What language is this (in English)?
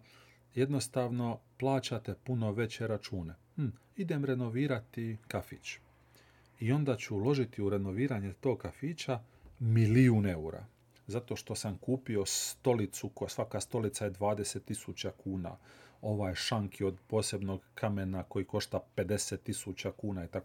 Croatian